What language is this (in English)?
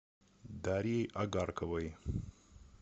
Russian